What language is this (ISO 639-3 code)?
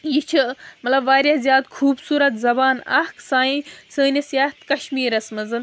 kas